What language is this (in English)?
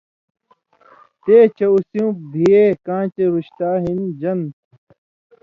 Indus Kohistani